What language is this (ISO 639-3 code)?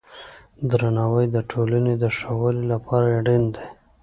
pus